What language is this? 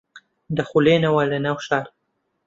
Central Kurdish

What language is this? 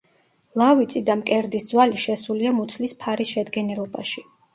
Georgian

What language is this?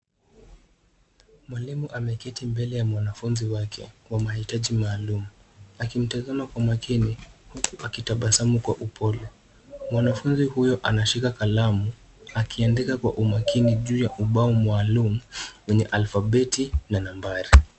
Swahili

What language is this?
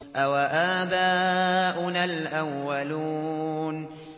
Arabic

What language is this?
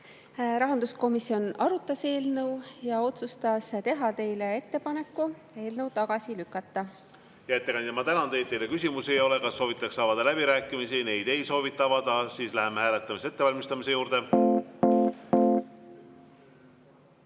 Estonian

